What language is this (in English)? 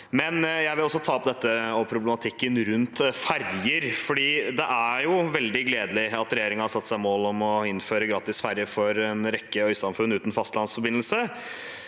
Norwegian